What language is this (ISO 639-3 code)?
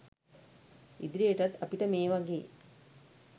sin